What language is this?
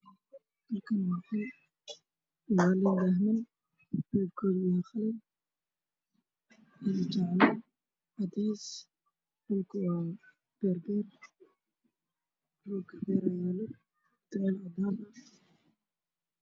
Somali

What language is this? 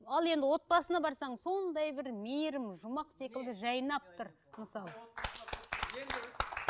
Kazakh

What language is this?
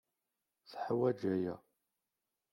Kabyle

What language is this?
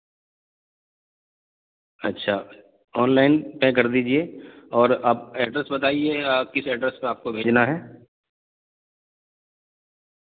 Urdu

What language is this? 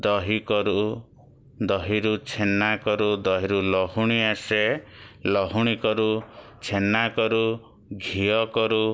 Odia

